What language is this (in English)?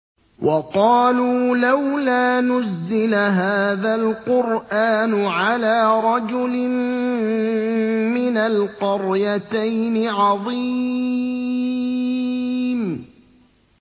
Arabic